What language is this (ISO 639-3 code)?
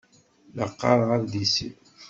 kab